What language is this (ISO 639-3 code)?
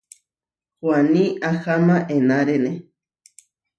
var